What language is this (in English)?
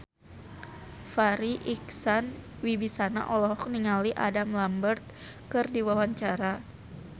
Sundanese